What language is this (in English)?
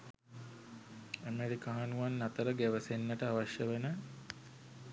Sinhala